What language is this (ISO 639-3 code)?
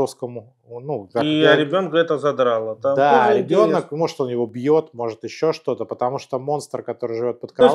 rus